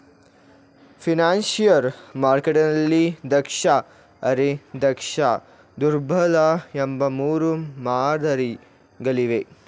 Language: Kannada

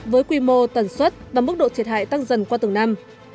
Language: Vietnamese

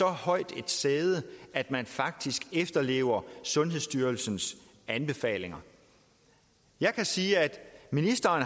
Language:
Danish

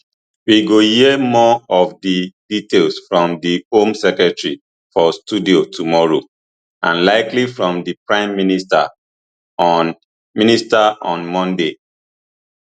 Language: Nigerian Pidgin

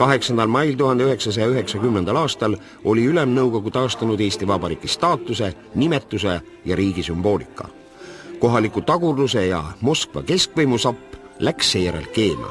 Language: Finnish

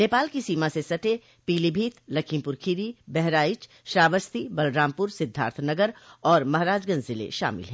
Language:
Hindi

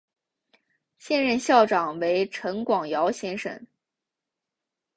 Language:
Chinese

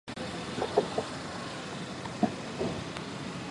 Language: Chinese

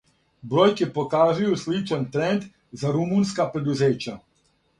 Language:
Serbian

